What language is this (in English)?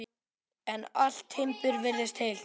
Icelandic